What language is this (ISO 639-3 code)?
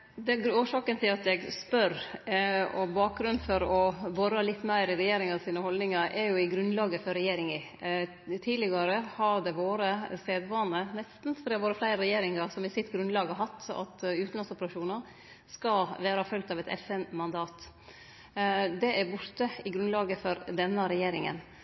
nno